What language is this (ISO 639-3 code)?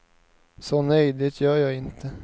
swe